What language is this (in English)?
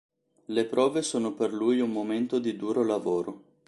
Italian